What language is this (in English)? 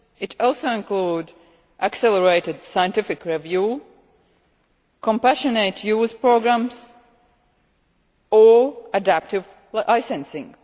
English